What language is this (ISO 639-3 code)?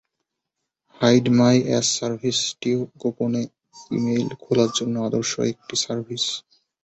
ben